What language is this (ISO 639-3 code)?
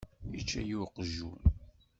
kab